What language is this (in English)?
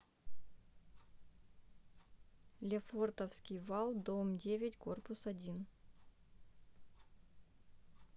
Russian